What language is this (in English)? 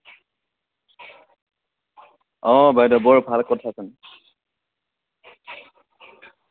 Assamese